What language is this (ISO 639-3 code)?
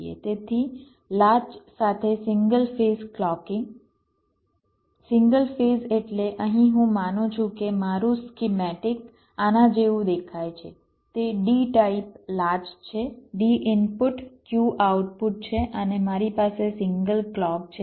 guj